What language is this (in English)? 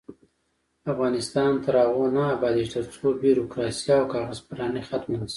Pashto